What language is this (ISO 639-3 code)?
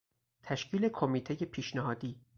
fas